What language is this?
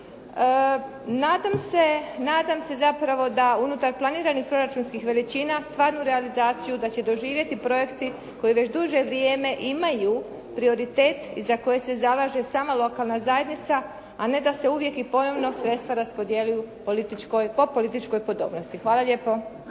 Croatian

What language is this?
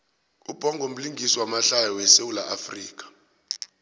South Ndebele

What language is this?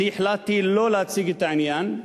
Hebrew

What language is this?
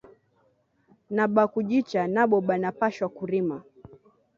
Swahili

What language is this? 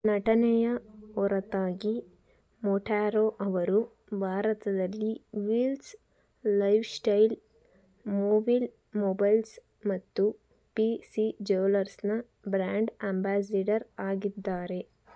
Kannada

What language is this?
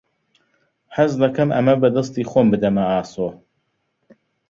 Central Kurdish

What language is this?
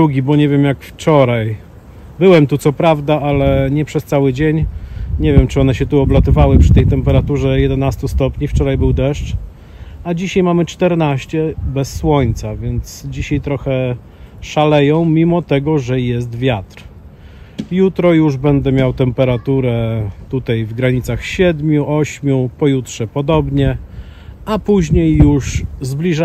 Polish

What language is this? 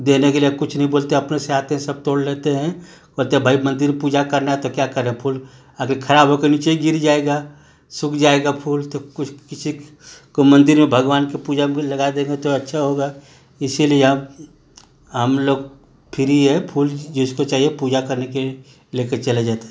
Hindi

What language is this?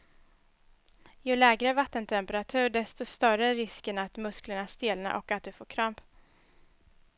Swedish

